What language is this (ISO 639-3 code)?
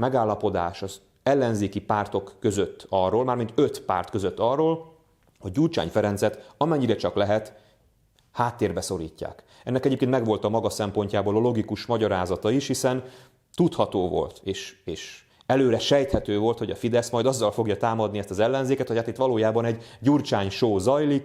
hun